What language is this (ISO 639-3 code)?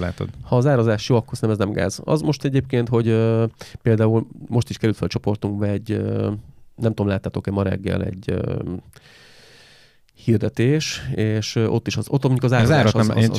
hun